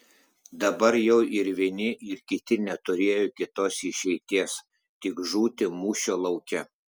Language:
Lithuanian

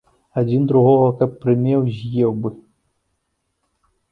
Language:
Belarusian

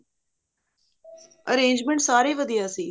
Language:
Punjabi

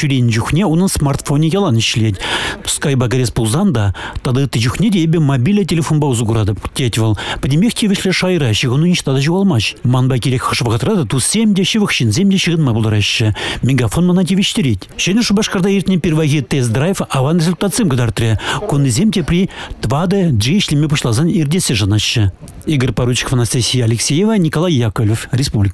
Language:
Russian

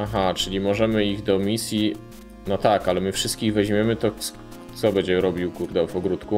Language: Polish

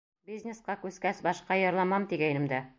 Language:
Bashkir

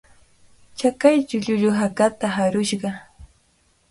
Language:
Cajatambo North Lima Quechua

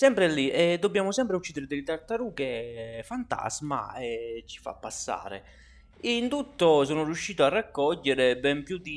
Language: Italian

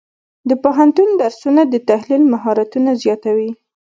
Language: Pashto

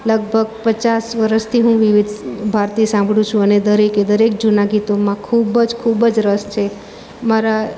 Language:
Gujarati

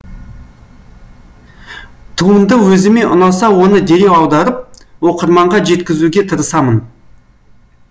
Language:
Kazakh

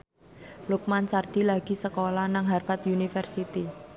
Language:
Javanese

